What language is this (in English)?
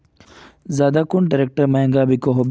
Magahi